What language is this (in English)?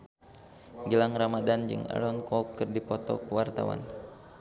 Sundanese